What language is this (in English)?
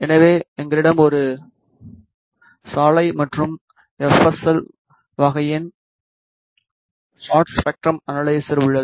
Tamil